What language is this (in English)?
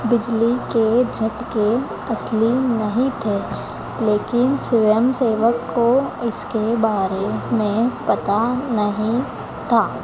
Hindi